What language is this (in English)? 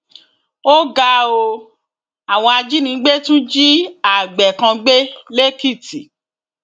Yoruba